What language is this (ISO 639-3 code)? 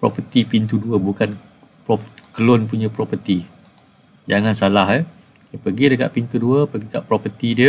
msa